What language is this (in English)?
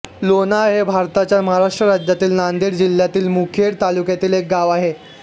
Marathi